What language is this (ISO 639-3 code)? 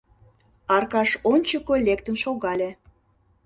chm